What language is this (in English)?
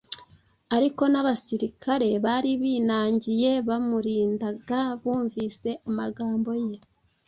Kinyarwanda